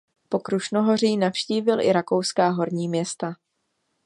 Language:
Czech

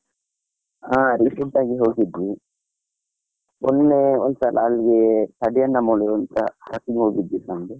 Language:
Kannada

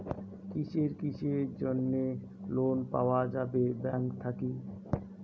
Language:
Bangla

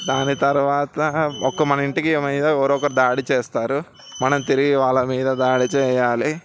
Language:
Telugu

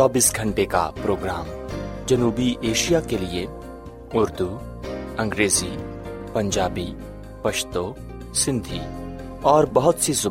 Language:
Urdu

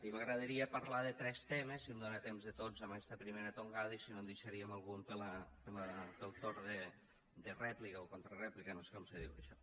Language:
Catalan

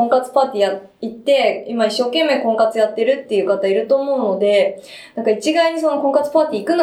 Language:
Japanese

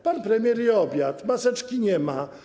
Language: Polish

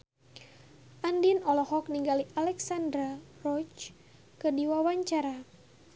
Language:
Sundanese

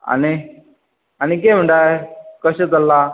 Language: Konkani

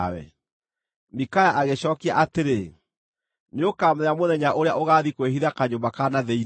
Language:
Kikuyu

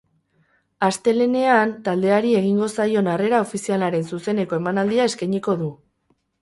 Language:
Basque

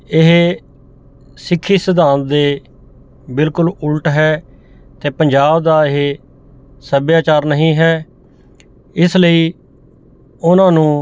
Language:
Punjabi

